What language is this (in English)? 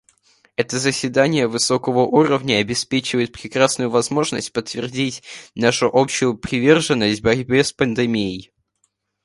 Russian